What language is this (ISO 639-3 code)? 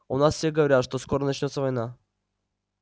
rus